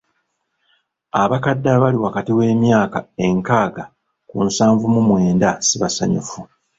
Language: Ganda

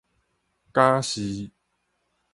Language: Min Nan Chinese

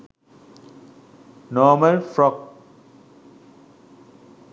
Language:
Sinhala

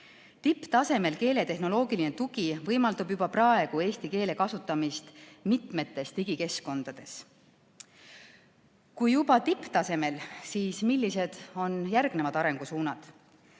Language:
Estonian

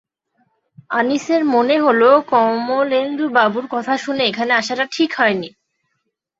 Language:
Bangla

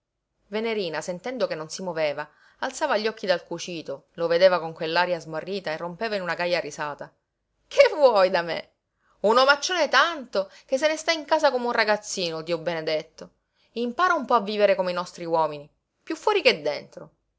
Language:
Italian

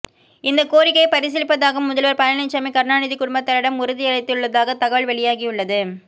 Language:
Tamil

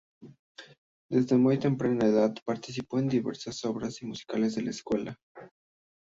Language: Spanish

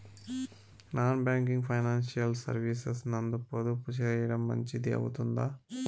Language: Telugu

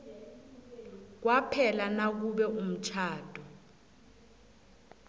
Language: South Ndebele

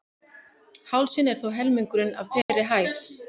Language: Icelandic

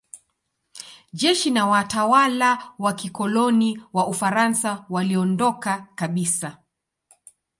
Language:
Swahili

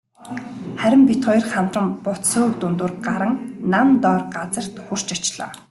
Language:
Mongolian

